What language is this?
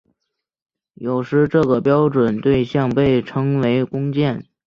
Chinese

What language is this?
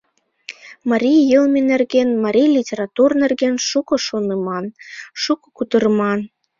Mari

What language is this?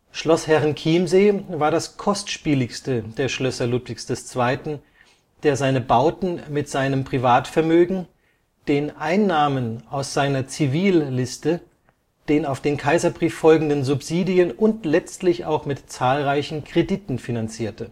German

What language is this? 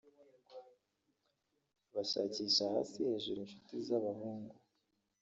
Kinyarwanda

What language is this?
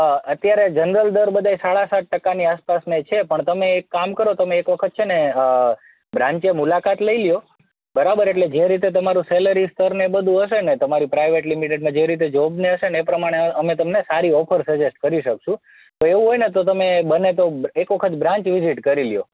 Gujarati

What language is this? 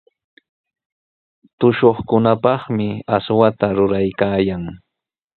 Sihuas Ancash Quechua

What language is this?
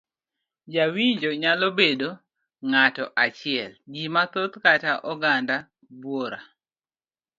Luo (Kenya and Tanzania)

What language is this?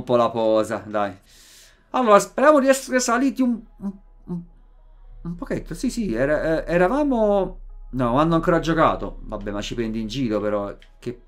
Italian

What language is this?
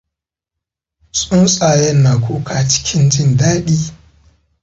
Hausa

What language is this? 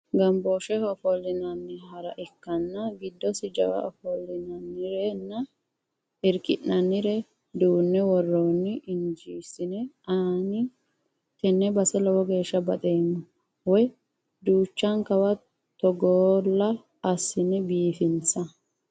Sidamo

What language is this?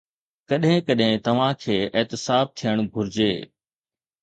Sindhi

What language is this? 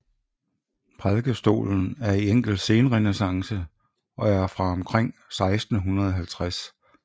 Danish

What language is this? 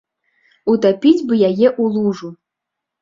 Belarusian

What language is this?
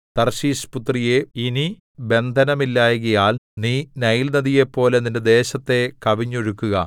Malayalam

